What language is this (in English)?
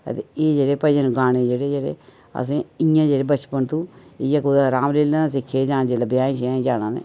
Dogri